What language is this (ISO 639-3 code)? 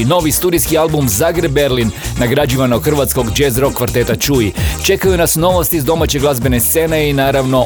hrv